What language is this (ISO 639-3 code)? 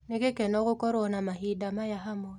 kik